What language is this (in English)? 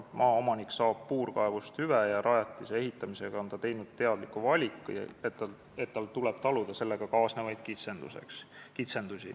Estonian